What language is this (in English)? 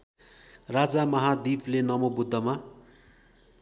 Nepali